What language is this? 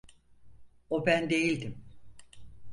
Turkish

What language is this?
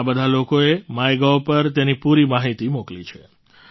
Gujarati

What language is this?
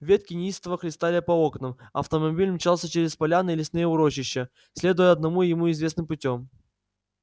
Russian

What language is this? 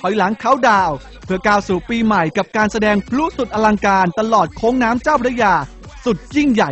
Thai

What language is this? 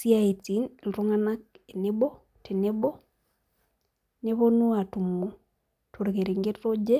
Masai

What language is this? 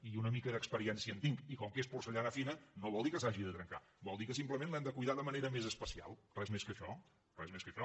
Catalan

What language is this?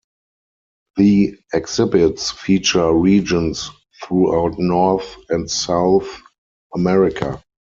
English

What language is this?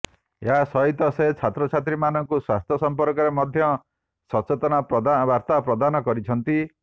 Odia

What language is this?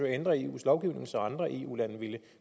Danish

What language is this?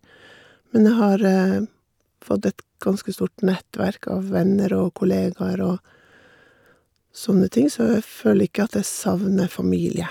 Norwegian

